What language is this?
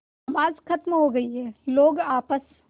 Hindi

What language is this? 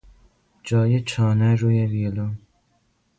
Persian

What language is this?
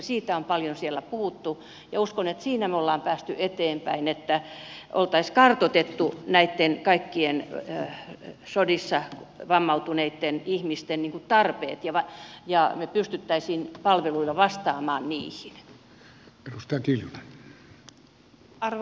Finnish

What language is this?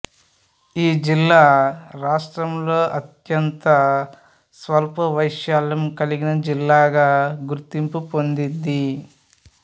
Telugu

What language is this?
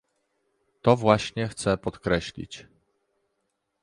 Polish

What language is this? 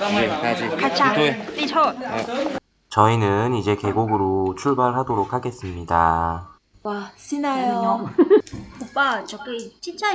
Korean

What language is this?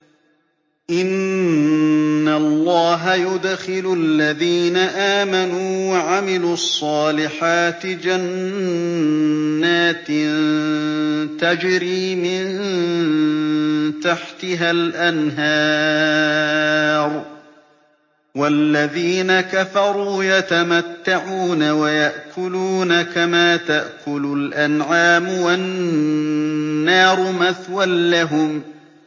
Arabic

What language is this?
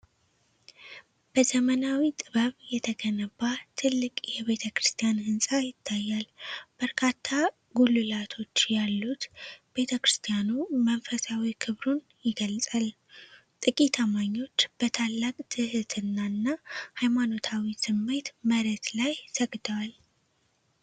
Amharic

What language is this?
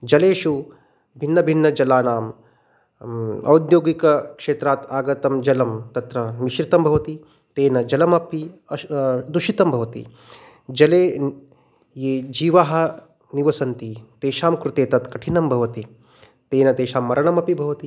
Sanskrit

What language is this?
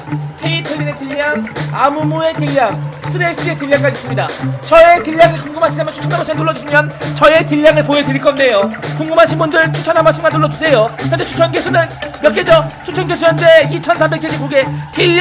Korean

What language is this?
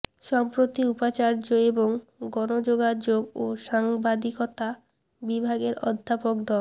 Bangla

